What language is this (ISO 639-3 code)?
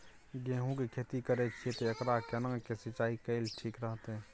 mai